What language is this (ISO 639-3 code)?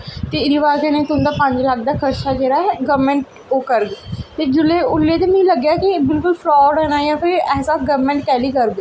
doi